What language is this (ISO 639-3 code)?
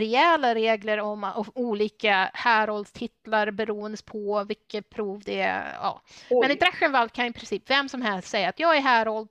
swe